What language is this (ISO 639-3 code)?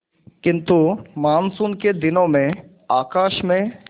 hin